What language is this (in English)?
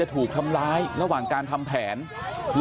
Thai